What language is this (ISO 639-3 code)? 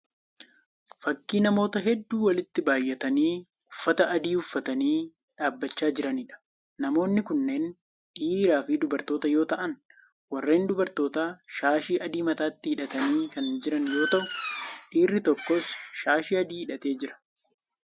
orm